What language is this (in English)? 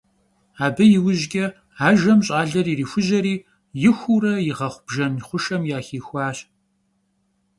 Kabardian